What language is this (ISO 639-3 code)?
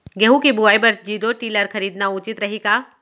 hne